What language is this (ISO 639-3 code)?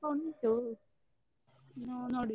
kan